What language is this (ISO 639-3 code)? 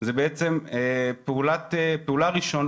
heb